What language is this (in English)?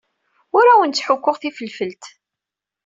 Kabyle